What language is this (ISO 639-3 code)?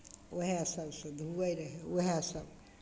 mai